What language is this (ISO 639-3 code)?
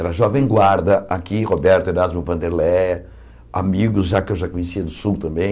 por